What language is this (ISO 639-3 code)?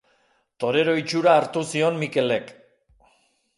eus